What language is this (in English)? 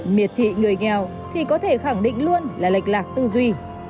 Vietnamese